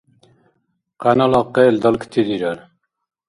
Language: Dargwa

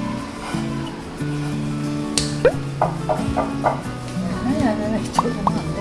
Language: Korean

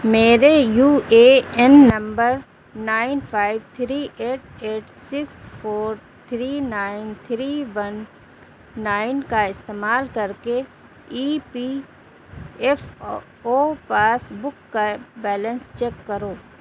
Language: Urdu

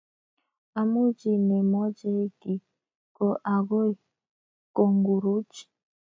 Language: Kalenjin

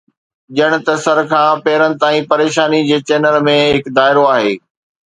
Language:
Sindhi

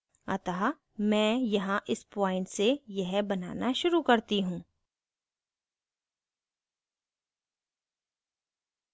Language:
Hindi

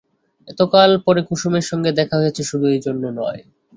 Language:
Bangla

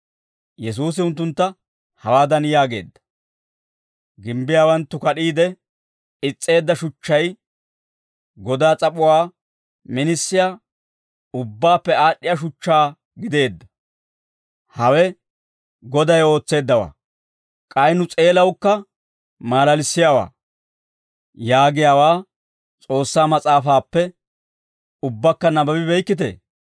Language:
Dawro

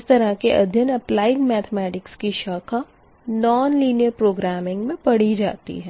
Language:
Hindi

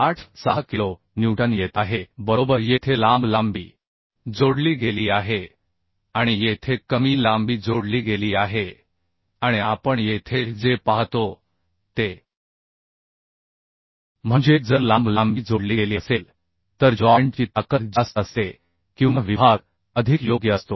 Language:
Marathi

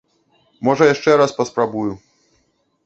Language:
Belarusian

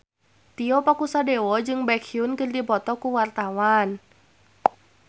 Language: Sundanese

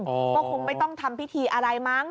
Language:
Thai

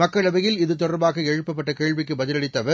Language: Tamil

